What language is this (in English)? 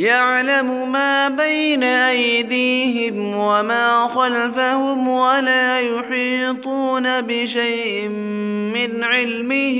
Arabic